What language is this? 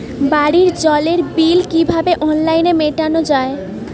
Bangla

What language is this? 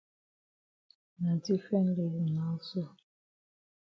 Cameroon Pidgin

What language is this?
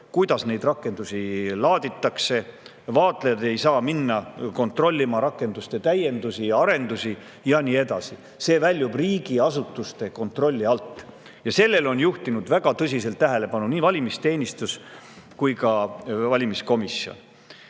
Estonian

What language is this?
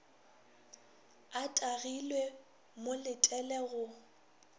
Northern Sotho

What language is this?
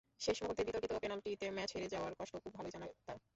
Bangla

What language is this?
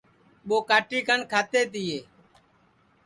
Sansi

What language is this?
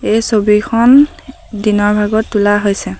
Assamese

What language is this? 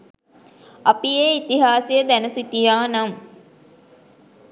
Sinhala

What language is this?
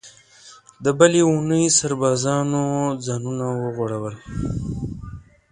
Pashto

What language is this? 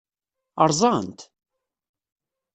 Kabyle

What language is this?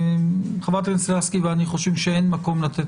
Hebrew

